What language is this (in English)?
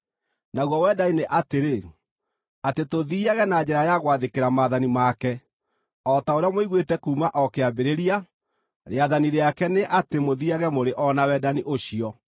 Kikuyu